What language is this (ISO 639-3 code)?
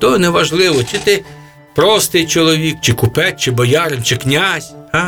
ukr